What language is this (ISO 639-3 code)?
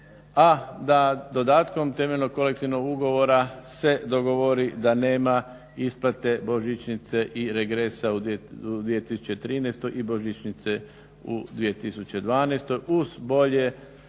hrv